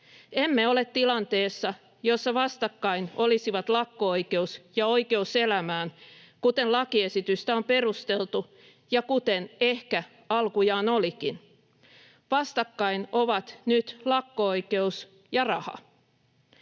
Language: Finnish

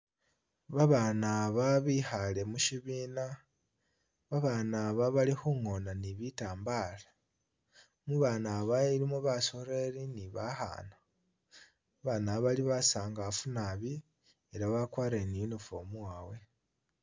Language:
Masaaba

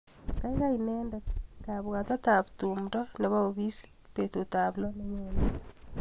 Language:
Kalenjin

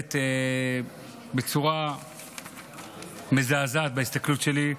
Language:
Hebrew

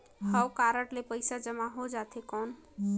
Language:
Chhattisgarhi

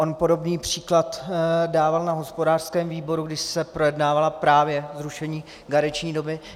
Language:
Czech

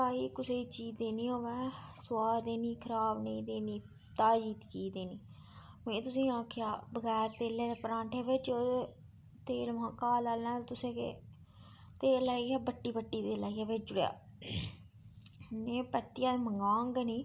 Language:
Dogri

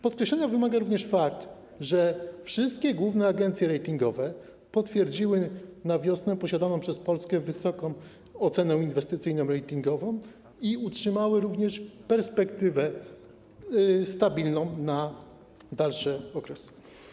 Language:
Polish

